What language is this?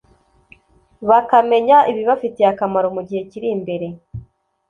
Kinyarwanda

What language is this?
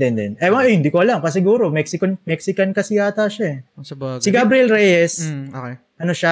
Filipino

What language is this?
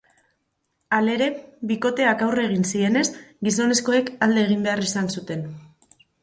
Basque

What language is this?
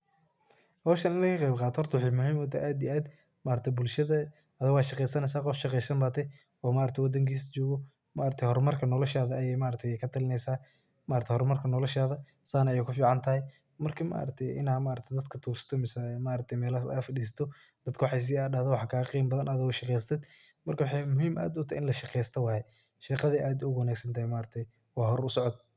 Somali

